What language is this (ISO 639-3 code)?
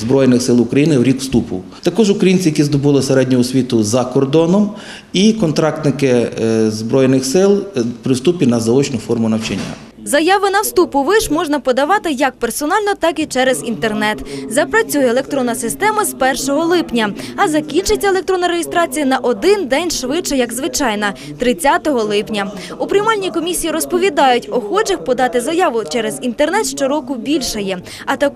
ukr